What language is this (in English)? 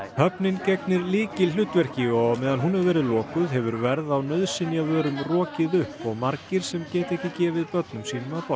Icelandic